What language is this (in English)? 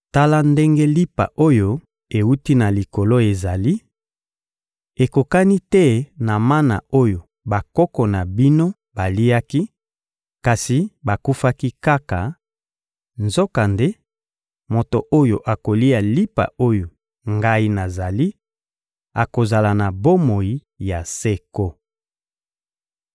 Lingala